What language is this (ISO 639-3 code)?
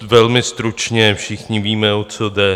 ces